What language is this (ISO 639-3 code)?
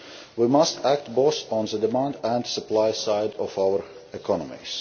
eng